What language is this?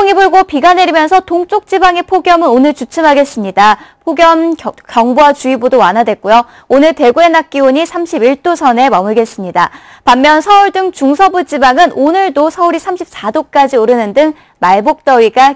Korean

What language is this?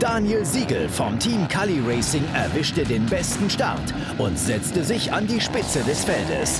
German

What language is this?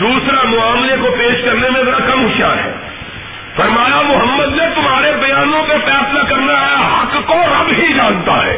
Urdu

